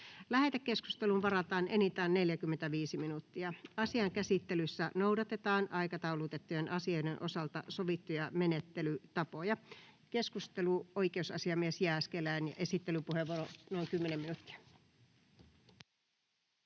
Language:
Finnish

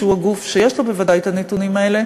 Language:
Hebrew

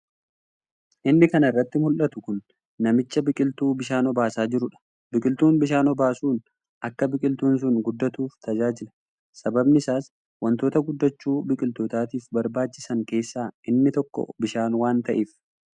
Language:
Oromo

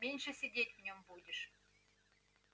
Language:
Russian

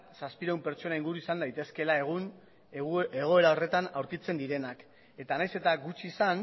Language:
Basque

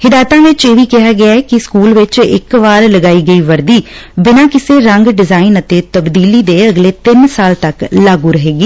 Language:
Punjabi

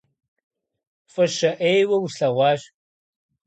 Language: Kabardian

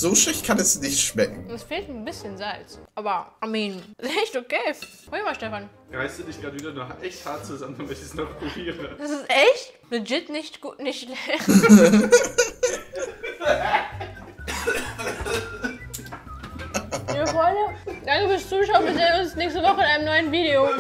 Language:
German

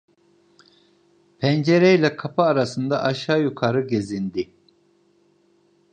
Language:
Turkish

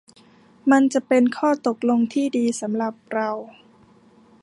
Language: Thai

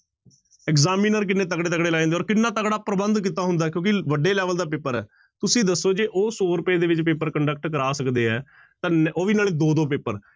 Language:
Punjabi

